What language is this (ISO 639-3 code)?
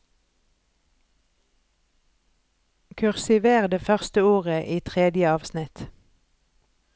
nor